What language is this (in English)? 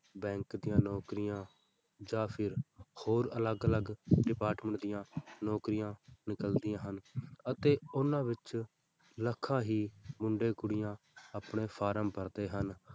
Punjabi